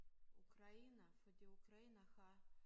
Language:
Danish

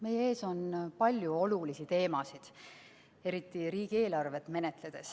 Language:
Estonian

